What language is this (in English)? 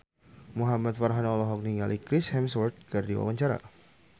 Sundanese